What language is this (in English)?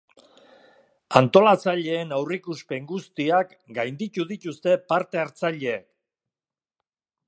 Basque